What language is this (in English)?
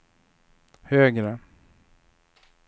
Swedish